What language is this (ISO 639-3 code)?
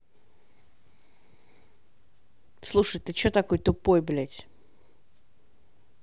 rus